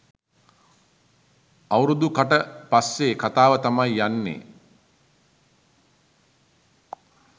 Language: Sinhala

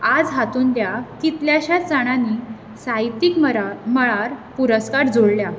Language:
Konkani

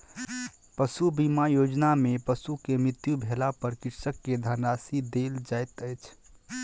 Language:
Maithili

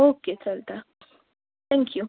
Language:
Konkani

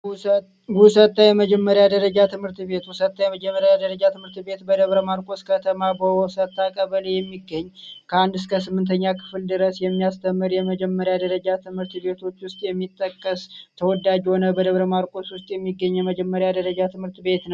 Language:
Amharic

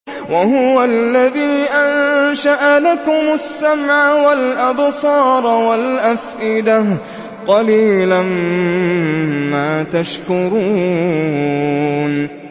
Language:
Arabic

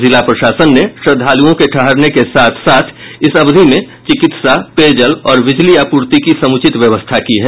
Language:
Hindi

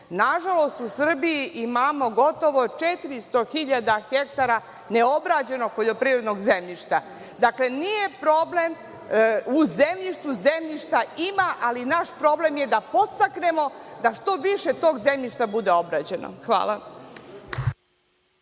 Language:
Serbian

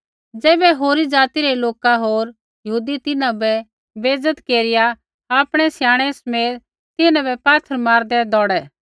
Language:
Kullu Pahari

